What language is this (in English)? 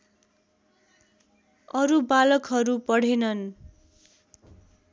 Nepali